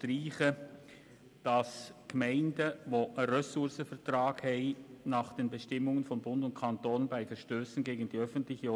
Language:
Swiss German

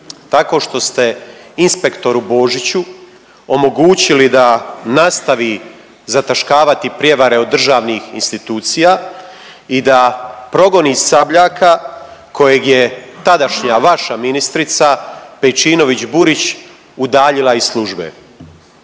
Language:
Croatian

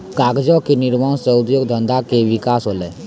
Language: Maithili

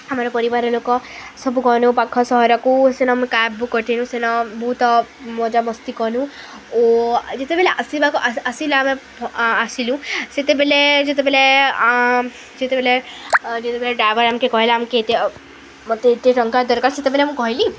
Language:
Odia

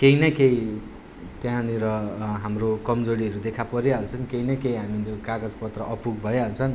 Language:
Nepali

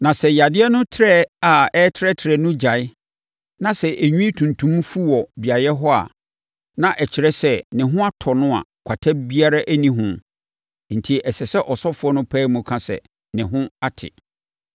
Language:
Akan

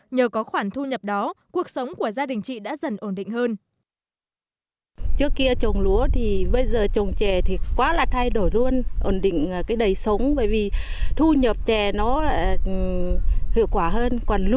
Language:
Vietnamese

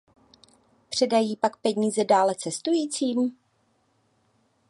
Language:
Czech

